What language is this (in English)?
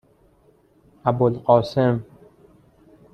Persian